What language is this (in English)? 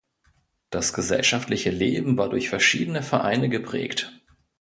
German